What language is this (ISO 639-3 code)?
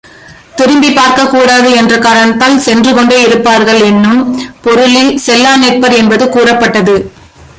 tam